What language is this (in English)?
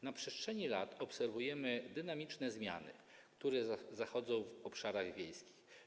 Polish